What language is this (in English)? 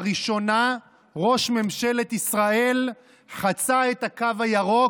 Hebrew